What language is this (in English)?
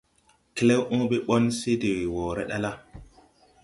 Tupuri